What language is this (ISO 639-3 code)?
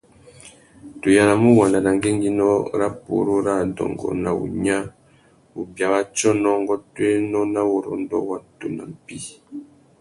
bag